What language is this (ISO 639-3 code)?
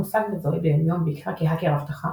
heb